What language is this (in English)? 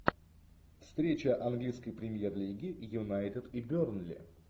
Russian